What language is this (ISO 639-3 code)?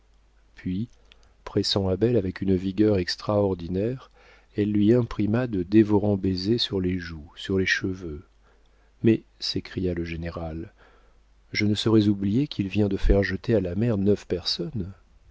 fra